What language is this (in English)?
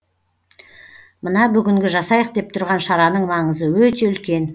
Kazakh